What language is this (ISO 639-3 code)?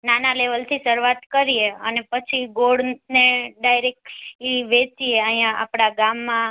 guj